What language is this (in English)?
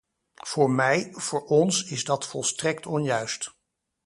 Dutch